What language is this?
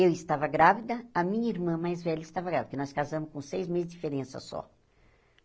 Portuguese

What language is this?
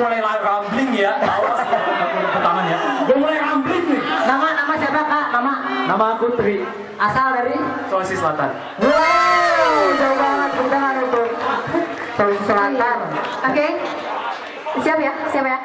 Indonesian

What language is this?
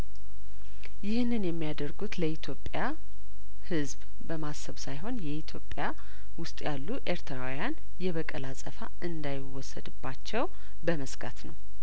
Amharic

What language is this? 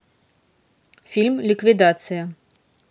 Russian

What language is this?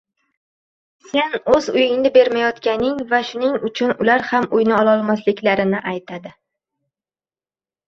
Uzbek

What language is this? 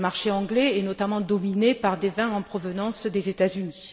French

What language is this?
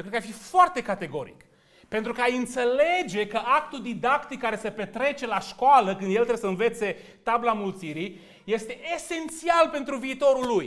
Romanian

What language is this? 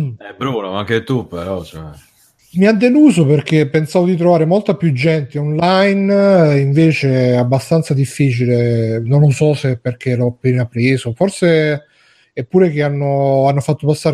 Italian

